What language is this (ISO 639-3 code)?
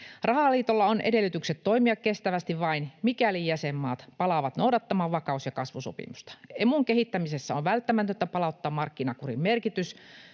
fin